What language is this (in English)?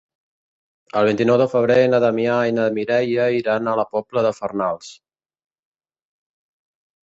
Catalan